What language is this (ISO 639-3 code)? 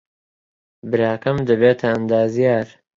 ckb